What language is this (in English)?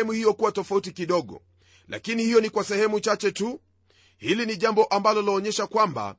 Swahili